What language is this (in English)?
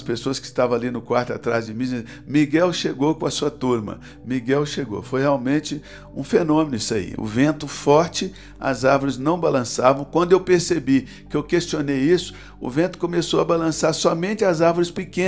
Portuguese